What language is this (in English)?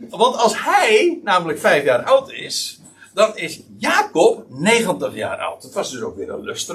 Dutch